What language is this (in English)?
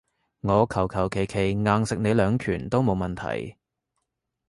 Cantonese